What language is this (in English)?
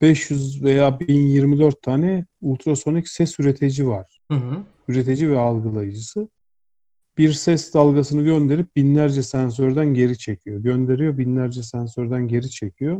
Turkish